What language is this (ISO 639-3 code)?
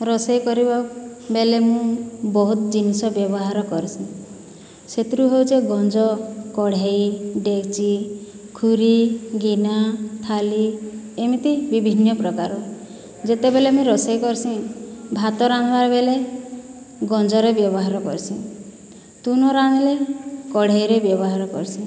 ori